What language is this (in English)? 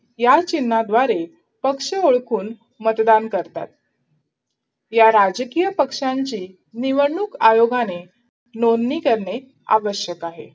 Marathi